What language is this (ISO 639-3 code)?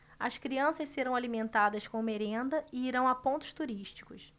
por